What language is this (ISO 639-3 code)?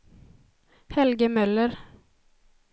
swe